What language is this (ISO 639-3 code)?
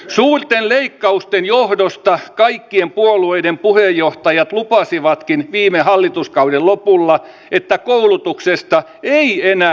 fin